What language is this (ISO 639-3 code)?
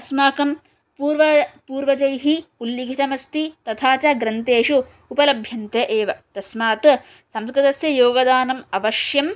san